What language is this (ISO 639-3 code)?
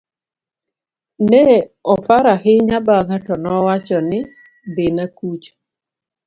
luo